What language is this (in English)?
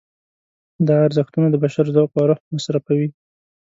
Pashto